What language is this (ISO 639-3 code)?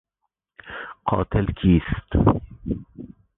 fas